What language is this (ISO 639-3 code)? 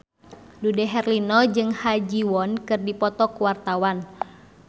sun